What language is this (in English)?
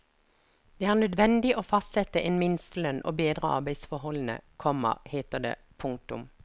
Norwegian